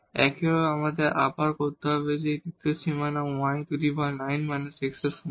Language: Bangla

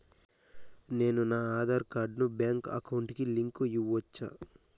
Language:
Telugu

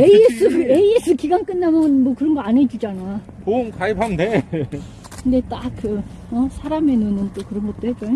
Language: Korean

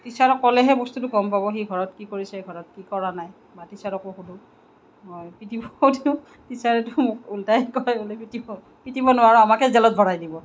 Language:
Assamese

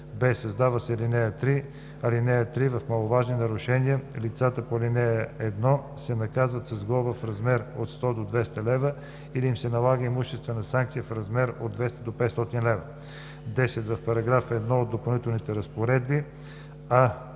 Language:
Bulgarian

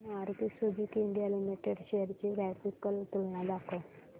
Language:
Marathi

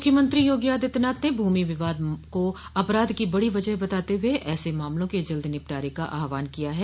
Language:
Hindi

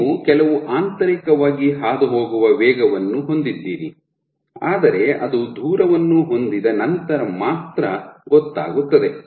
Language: Kannada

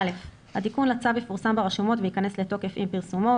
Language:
Hebrew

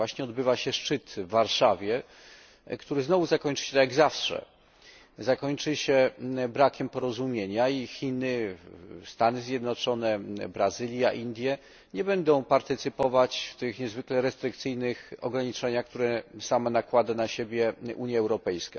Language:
Polish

